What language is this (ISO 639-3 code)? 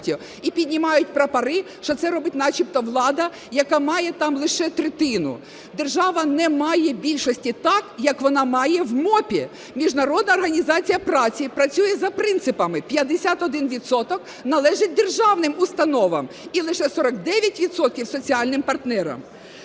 ukr